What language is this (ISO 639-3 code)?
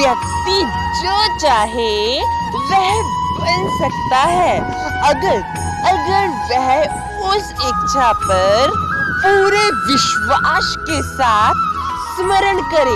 hin